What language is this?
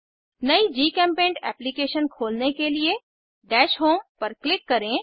Hindi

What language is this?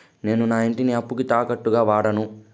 Telugu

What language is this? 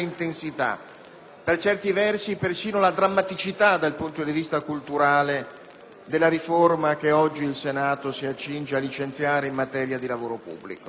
Italian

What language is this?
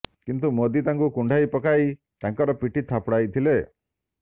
Odia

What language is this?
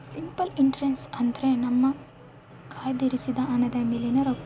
Kannada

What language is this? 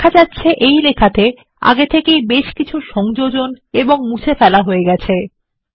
Bangla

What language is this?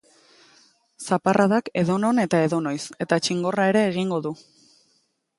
Basque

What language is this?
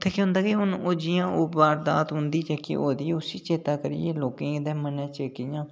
Dogri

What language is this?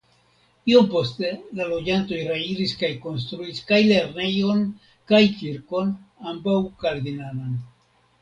Esperanto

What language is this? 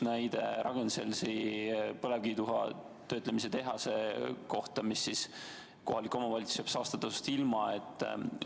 Estonian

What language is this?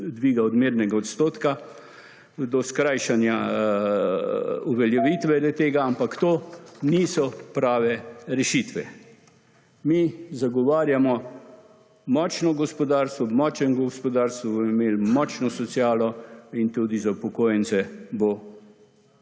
Slovenian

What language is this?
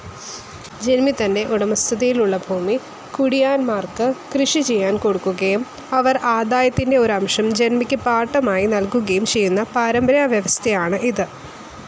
Malayalam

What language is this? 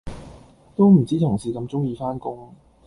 Cantonese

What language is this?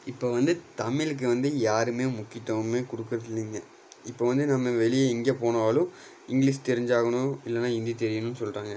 Tamil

